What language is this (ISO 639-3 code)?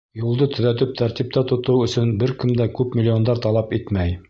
bak